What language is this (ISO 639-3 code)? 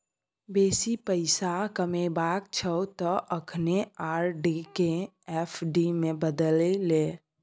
mai